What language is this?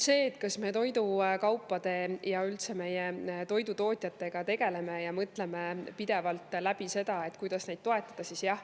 Estonian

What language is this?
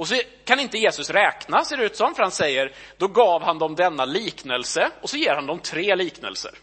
Swedish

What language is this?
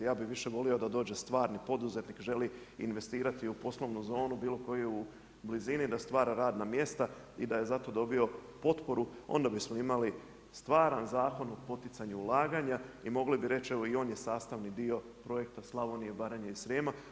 Croatian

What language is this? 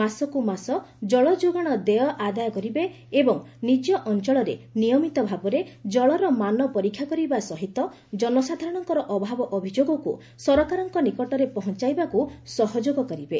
Odia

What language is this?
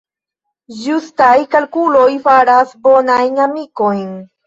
Esperanto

